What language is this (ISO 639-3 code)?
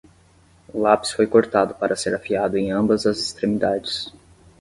por